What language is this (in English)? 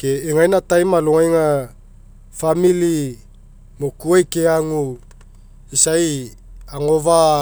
Mekeo